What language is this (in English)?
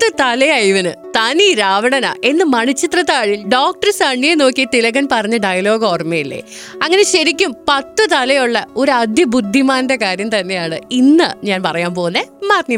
Malayalam